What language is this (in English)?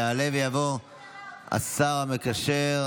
Hebrew